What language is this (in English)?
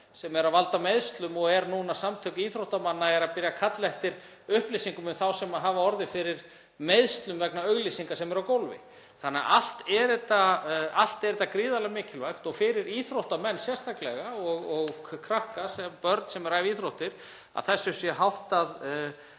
Icelandic